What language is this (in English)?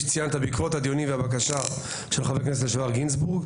Hebrew